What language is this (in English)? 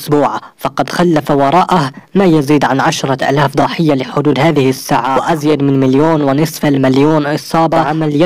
Arabic